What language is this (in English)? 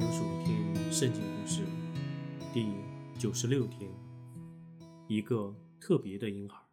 Chinese